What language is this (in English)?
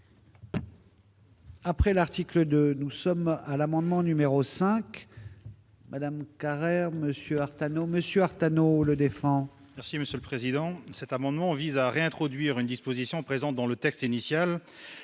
French